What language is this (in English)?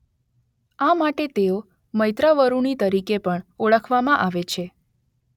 Gujarati